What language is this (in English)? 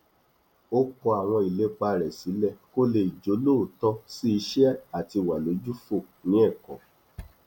Yoruba